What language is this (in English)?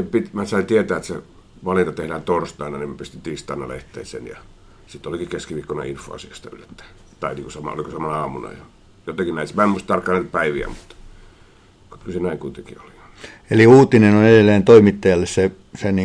Finnish